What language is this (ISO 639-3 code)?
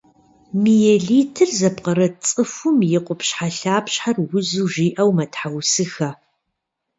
kbd